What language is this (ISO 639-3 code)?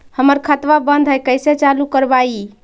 mag